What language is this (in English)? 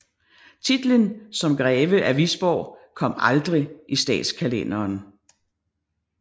Danish